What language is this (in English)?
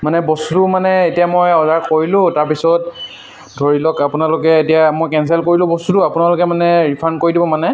Assamese